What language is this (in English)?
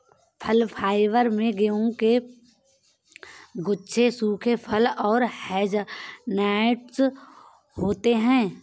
Hindi